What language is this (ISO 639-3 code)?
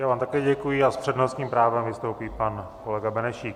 ces